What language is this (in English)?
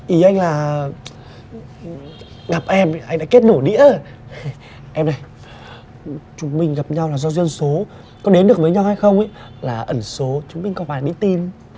Vietnamese